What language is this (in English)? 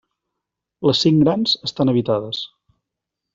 Catalan